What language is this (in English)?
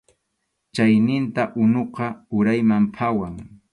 Arequipa-La Unión Quechua